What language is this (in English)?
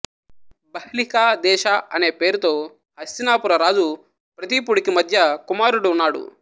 Telugu